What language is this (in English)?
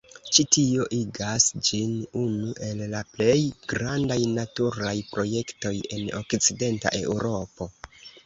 Esperanto